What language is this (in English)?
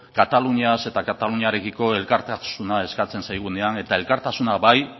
Basque